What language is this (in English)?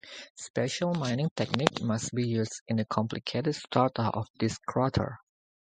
English